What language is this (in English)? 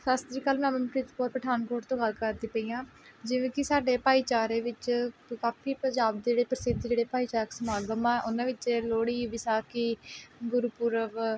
Punjabi